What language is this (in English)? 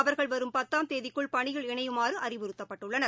Tamil